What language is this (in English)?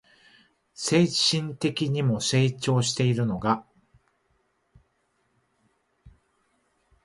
Japanese